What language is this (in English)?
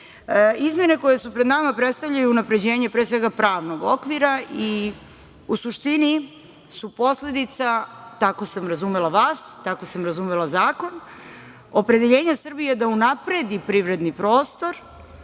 Serbian